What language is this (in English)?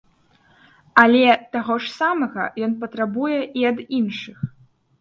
Belarusian